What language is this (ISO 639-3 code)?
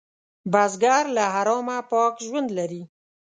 pus